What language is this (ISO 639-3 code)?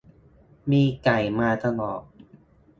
tha